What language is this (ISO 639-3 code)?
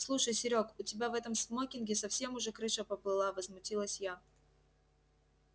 rus